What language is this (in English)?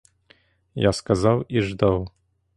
Ukrainian